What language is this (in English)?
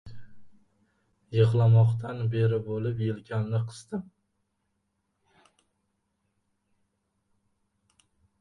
Uzbek